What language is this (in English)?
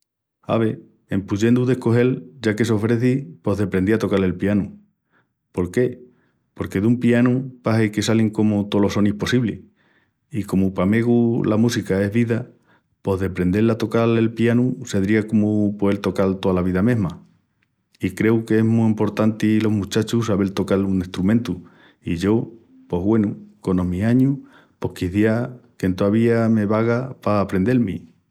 Extremaduran